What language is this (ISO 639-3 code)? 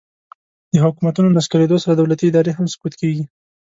pus